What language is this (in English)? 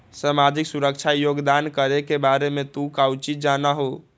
Magahi